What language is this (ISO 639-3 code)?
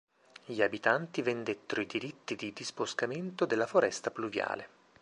ita